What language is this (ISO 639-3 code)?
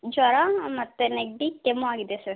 kan